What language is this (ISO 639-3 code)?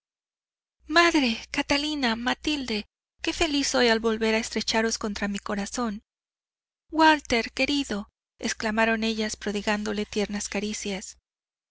spa